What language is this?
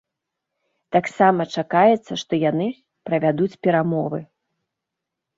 Belarusian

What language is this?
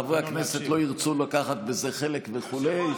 Hebrew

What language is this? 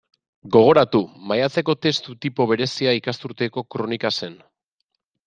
Basque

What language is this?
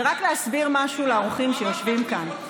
Hebrew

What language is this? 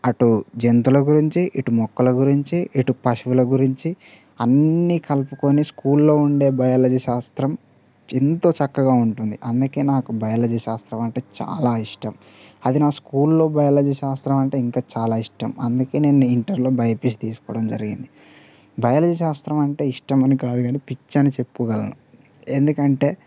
Telugu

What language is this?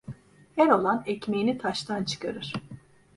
Turkish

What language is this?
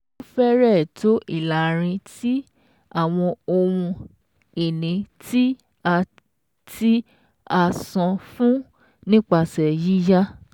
Yoruba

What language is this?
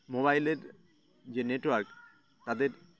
Bangla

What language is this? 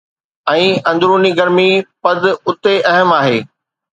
Sindhi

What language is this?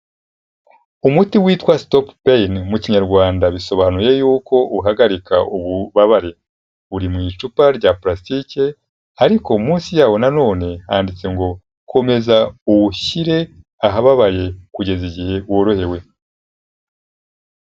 Kinyarwanda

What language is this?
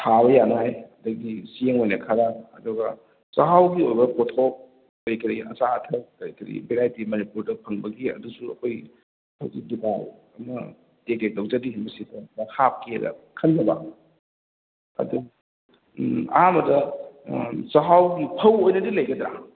Manipuri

